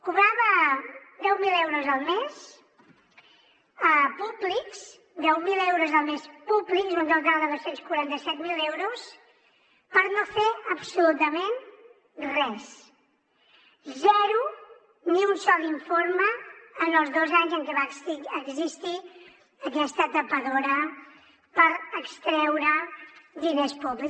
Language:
Catalan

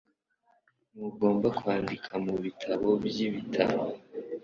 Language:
Kinyarwanda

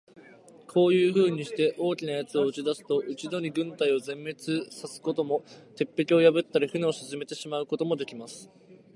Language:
Japanese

